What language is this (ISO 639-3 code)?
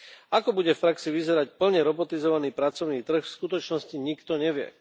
slk